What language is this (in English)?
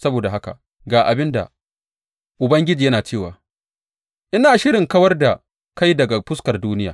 Hausa